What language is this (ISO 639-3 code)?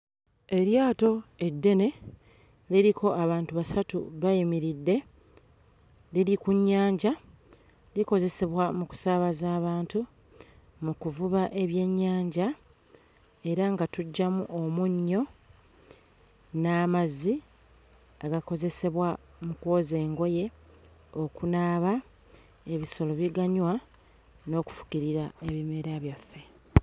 lug